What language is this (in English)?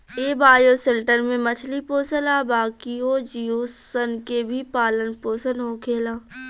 Bhojpuri